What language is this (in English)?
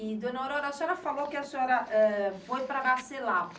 Portuguese